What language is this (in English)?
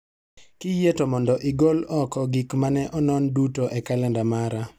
Luo (Kenya and Tanzania)